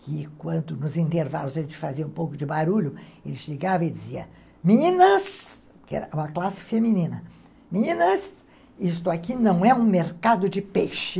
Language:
Portuguese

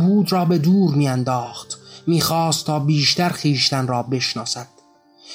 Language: Persian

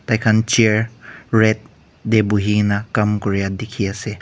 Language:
Naga Pidgin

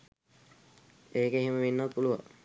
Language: Sinhala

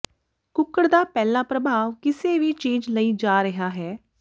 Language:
Punjabi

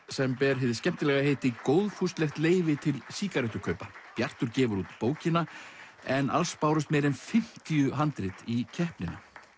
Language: Icelandic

